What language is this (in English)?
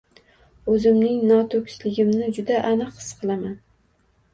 Uzbek